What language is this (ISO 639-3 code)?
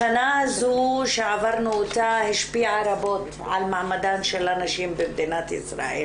heb